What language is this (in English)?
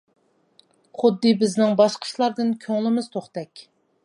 Uyghur